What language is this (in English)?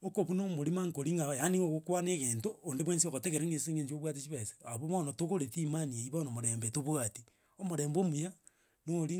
Gusii